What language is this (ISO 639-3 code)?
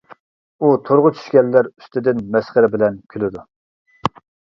uig